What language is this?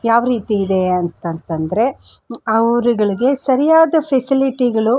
Kannada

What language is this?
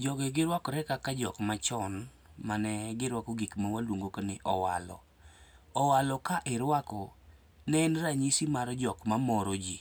Luo (Kenya and Tanzania)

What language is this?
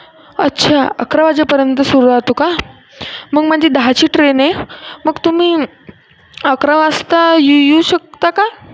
Marathi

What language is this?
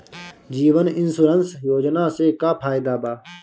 Bhojpuri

